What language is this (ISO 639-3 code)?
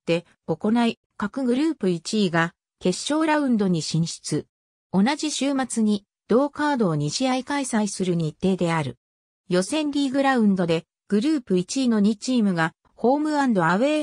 jpn